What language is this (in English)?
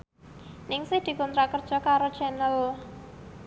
Javanese